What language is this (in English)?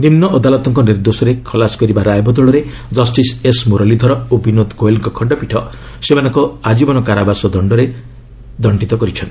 Odia